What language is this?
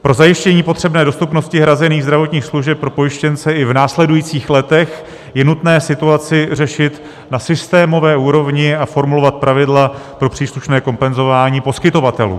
Czech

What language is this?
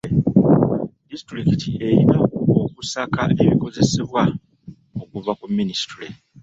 Ganda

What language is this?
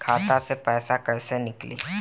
Bhojpuri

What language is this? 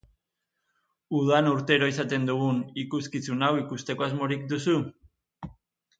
Basque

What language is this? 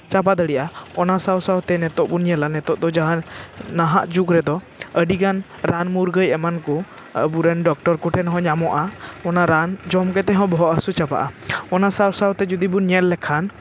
Santali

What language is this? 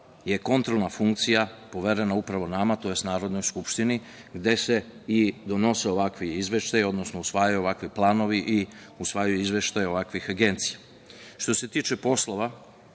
Serbian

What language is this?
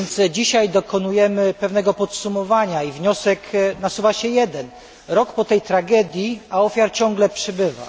Polish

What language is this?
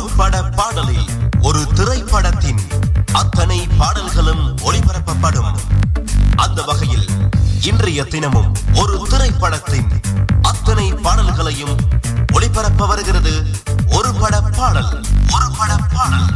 Tamil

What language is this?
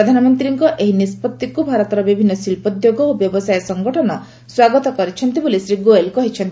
Odia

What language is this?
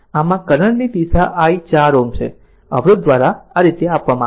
Gujarati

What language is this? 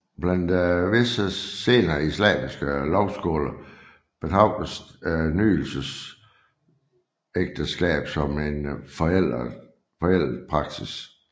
Danish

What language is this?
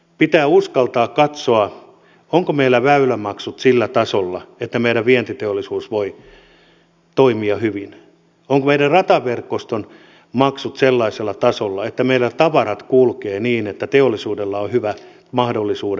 Finnish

